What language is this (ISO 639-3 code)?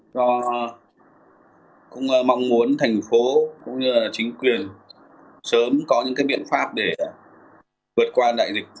vie